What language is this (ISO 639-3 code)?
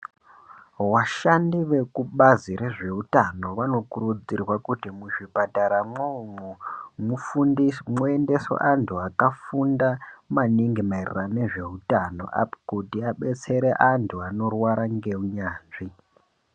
ndc